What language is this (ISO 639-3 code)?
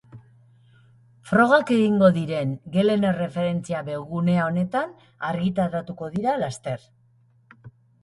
eus